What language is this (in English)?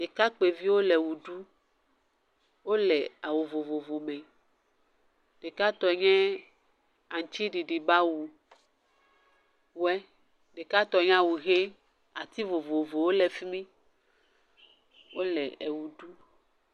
Ewe